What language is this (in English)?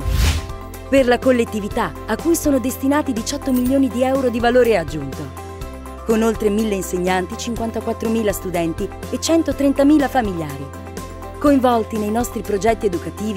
Italian